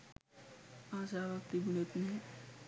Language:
Sinhala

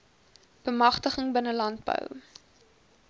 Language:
Afrikaans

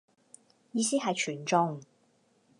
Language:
Cantonese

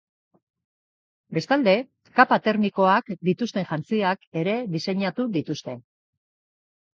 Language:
Basque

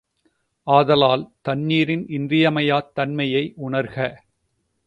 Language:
Tamil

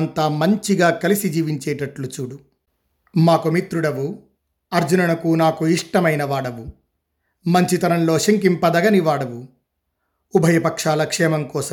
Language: Telugu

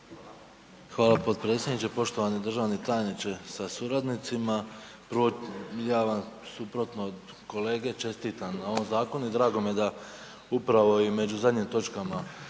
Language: Croatian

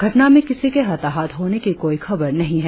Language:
Hindi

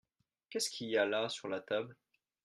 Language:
French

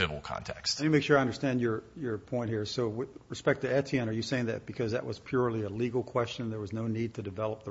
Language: English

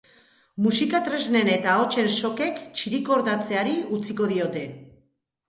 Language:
Basque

